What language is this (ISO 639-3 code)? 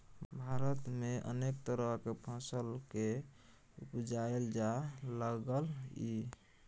mai